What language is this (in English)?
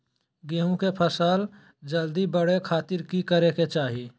Magahi